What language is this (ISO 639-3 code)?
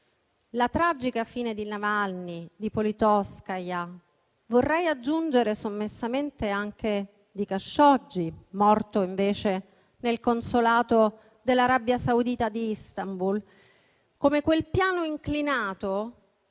ita